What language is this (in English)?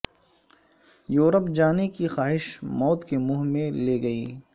Urdu